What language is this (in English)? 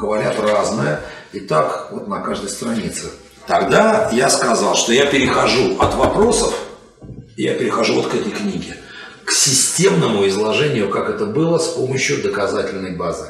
Russian